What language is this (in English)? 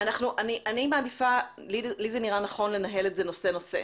Hebrew